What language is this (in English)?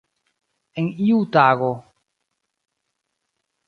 Esperanto